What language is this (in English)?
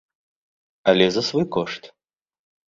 Belarusian